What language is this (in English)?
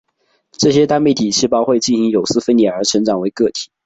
Chinese